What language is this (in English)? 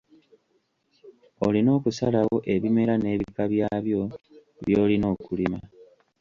Ganda